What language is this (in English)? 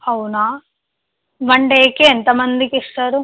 Telugu